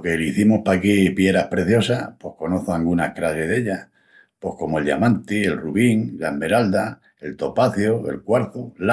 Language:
Extremaduran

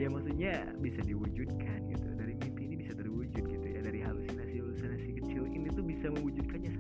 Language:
Indonesian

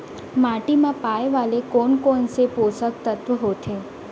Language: Chhattisgarhi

